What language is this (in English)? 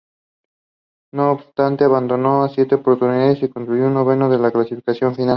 Spanish